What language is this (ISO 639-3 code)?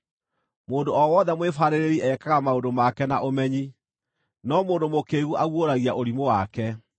kik